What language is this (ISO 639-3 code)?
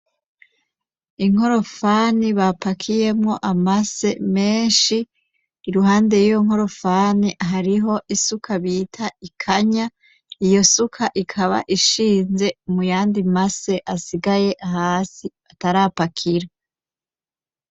run